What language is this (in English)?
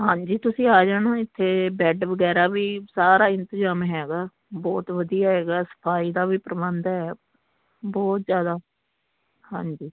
Punjabi